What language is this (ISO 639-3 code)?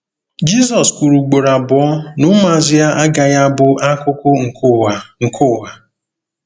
ibo